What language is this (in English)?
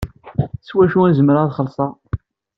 Kabyle